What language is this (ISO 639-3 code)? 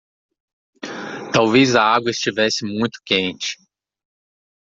por